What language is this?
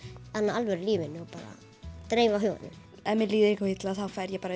Icelandic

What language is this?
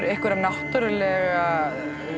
Icelandic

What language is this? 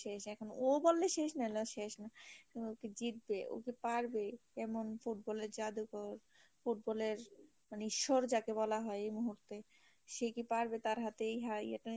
Bangla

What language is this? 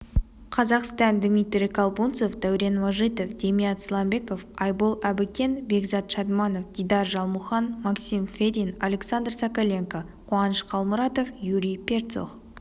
Kazakh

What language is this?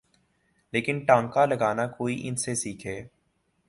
Urdu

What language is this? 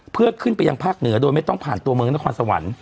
Thai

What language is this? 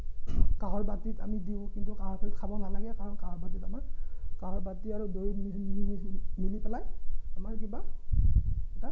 Assamese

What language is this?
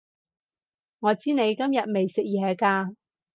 Cantonese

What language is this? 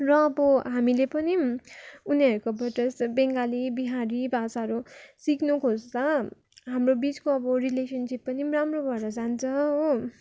Nepali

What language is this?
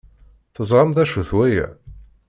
Kabyle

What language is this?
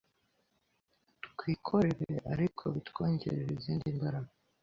Kinyarwanda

